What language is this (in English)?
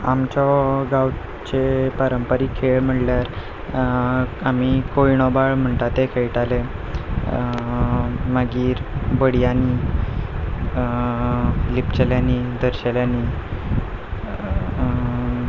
Konkani